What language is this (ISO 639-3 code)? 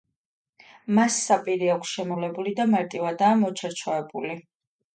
kat